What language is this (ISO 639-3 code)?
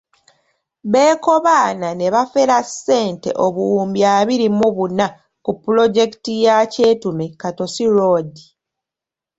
lug